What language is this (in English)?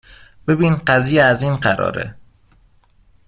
Persian